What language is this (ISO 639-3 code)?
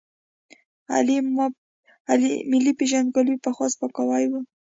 pus